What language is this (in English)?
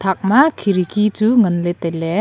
Wancho Naga